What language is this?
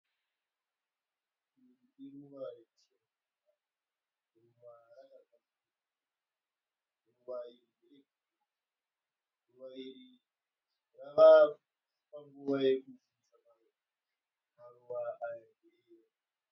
Shona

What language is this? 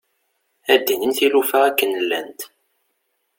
Kabyle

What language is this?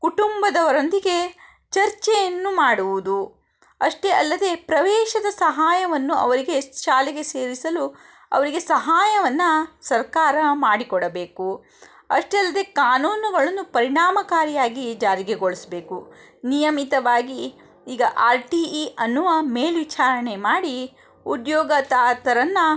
Kannada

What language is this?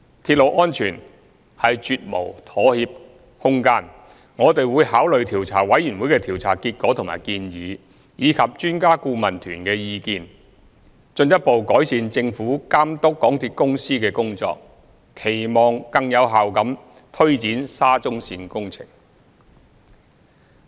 Cantonese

